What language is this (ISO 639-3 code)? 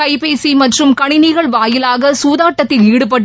tam